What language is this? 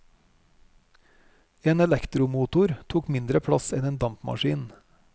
Norwegian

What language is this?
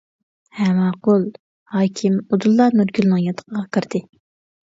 Uyghur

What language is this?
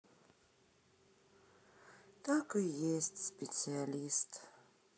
Russian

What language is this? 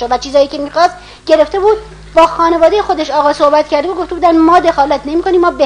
Persian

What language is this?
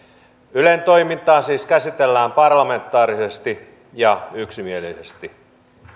Finnish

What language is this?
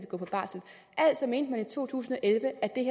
Danish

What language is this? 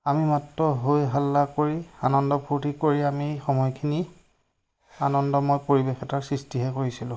Assamese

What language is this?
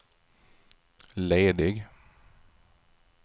Swedish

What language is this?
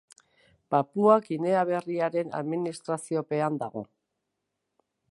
Basque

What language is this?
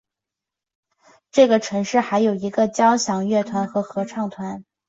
Chinese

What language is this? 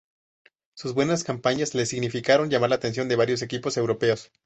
Spanish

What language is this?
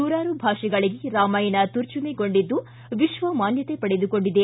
Kannada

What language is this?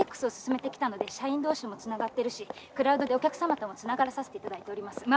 Japanese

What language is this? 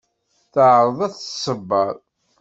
Kabyle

